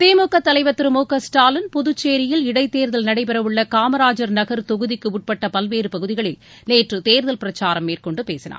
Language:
Tamil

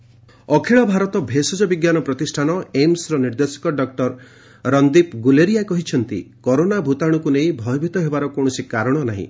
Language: Odia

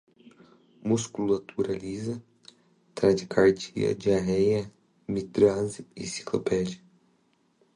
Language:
Portuguese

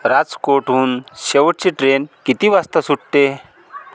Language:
Marathi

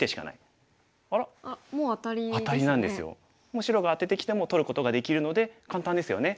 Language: Japanese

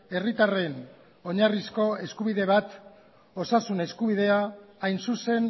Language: Basque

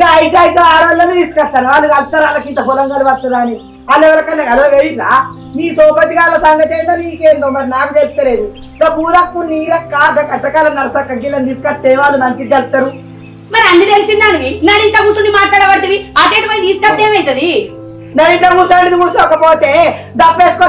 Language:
Indonesian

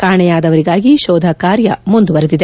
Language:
Kannada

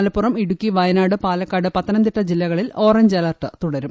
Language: Malayalam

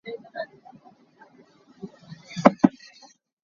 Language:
Hakha Chin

